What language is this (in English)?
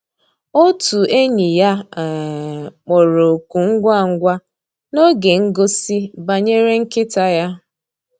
Igbo